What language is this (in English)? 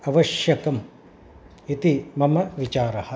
Sanskrit